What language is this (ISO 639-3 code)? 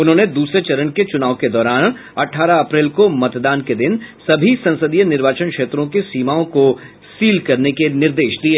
hin